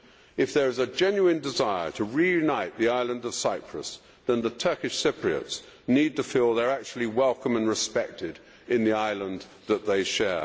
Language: English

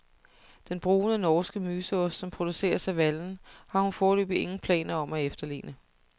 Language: Danish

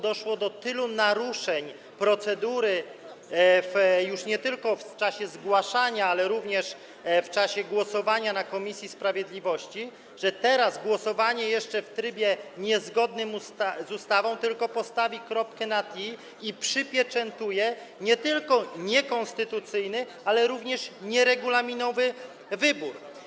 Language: Polish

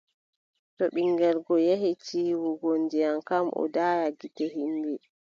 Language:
Adamawa Fulfulde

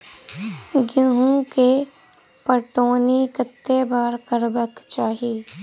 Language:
Maithili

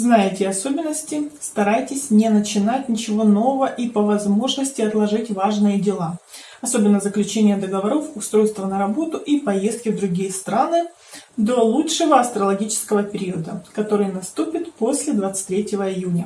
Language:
Russian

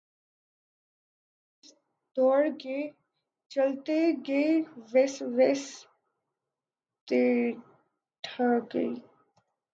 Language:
Urdu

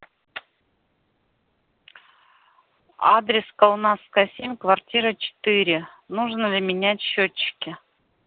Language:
Russian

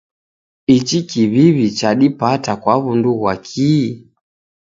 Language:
Taita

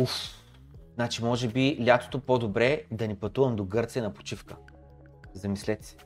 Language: Bulgarian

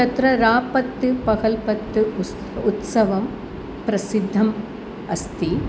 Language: Sanskrit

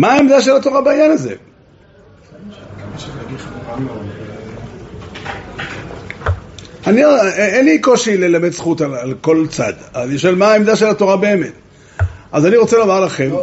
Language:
Hebrew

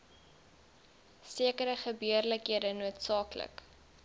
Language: Afrikaans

